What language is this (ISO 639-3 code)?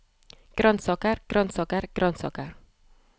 nor